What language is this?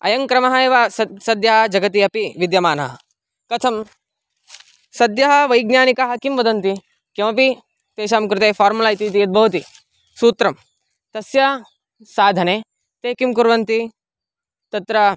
Sanskrit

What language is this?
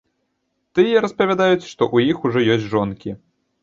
Belarusian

